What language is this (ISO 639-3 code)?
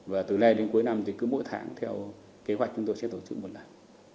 vie